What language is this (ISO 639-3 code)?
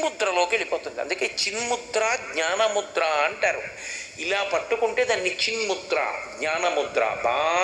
tel